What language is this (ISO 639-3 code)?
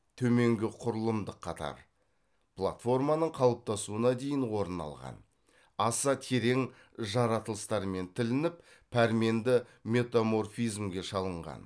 kaz